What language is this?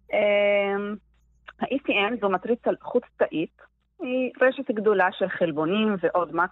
Hebrew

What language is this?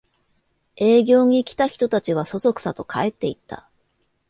Japanese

